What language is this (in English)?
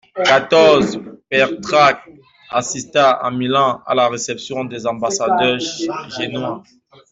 French